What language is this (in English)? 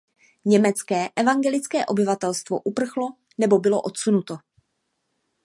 Czech